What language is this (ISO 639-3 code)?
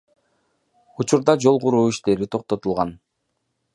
kir